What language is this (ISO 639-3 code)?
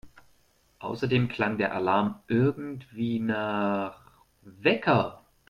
deu